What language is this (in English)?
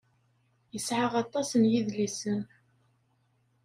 Kabyle